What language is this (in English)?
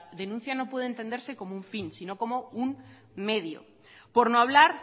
Spanish